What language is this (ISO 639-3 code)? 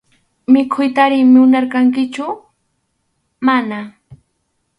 qxu